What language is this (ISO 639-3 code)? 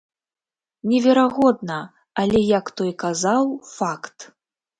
bel